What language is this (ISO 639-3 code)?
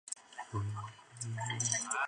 zho